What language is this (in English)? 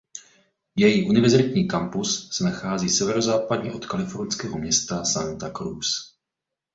Czech